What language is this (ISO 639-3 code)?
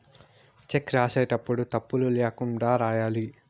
tel